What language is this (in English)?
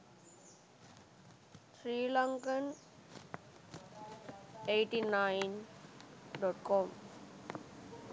Sinhala